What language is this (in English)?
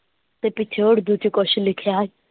Punjabi